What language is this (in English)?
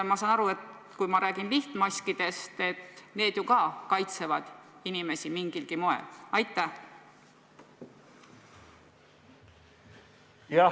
Estonian